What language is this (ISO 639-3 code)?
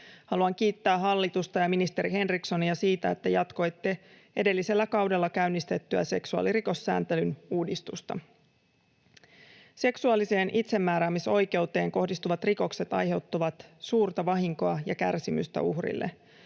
fin